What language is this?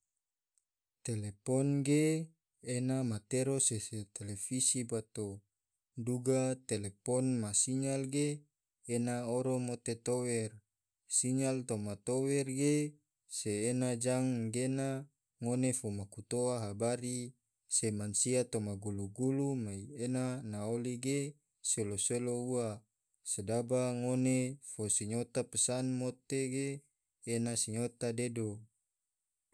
Tidore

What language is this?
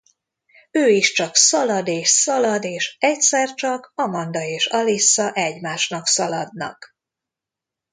Hungarian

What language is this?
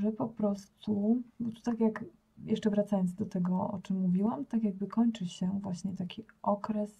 Polish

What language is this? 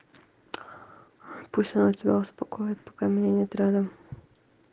Russian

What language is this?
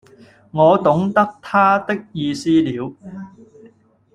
Cantonese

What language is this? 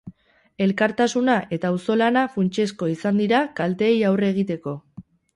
Basque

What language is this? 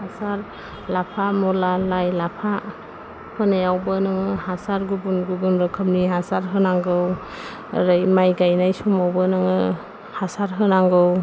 Bodo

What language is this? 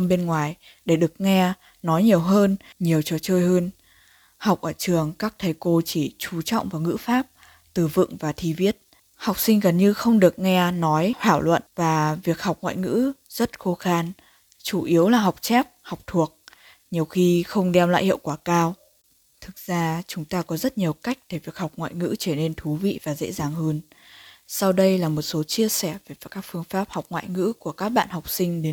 Vietnamese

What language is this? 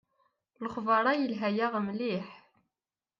Kabyle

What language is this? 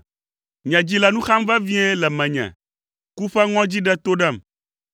Ewe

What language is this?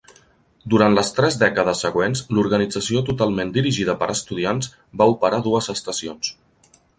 Catalan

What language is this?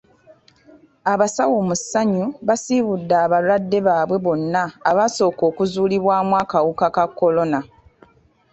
Ganda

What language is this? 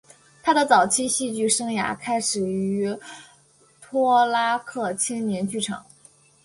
Chinese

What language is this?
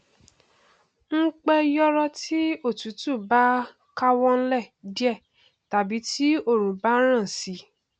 Yoruba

